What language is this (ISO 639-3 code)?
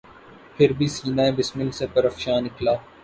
urd